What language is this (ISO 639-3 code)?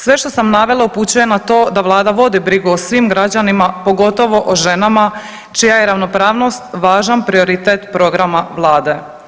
hrv